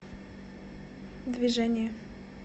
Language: Russian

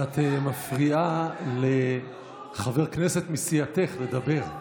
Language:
Hebrew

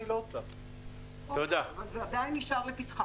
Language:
Hebrew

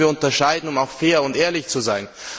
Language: German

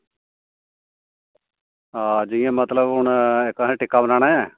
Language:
Dogri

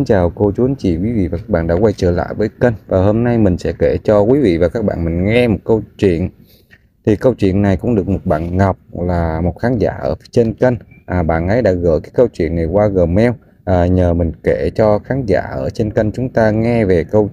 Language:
Vietnamese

